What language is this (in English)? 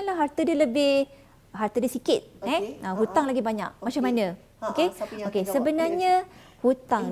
Malay